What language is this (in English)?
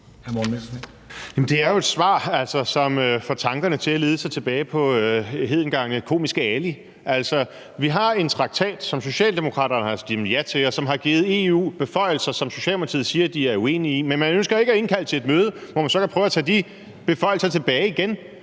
Danish